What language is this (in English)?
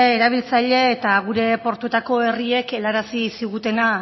Basque